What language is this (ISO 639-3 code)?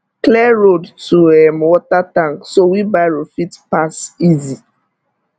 pcm